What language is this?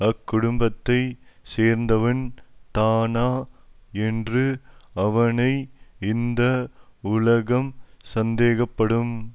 Tamil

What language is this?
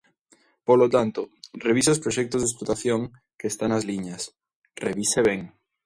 Galician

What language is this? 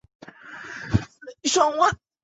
Chinese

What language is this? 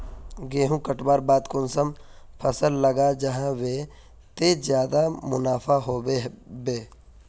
Magahi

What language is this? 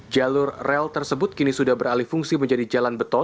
Indonesian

